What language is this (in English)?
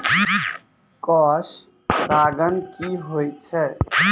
Maithili